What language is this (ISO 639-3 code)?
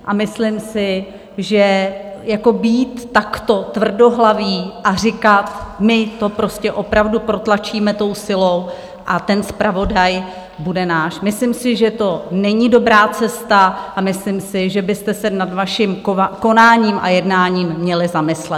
ces